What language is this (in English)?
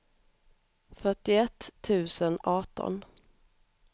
Swedish